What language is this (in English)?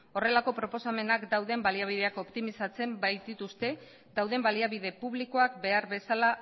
Basque